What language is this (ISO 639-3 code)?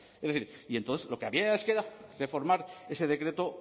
spa